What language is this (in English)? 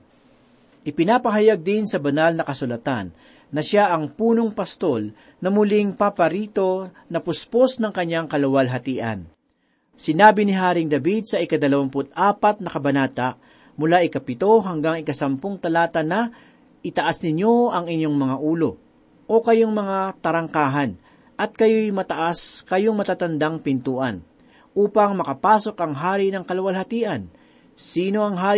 Filipino